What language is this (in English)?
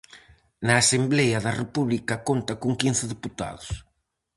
Galician